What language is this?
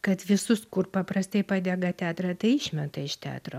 Lithuanian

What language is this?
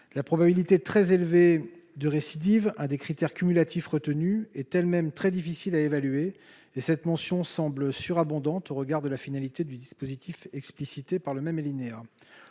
French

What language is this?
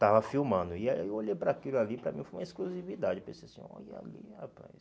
Portuguese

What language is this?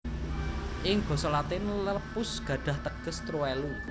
Javanese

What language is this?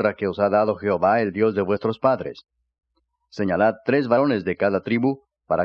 Spanish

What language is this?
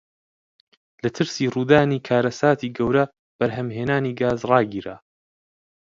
Central Kurdish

